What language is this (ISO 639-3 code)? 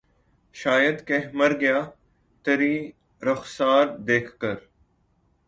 urd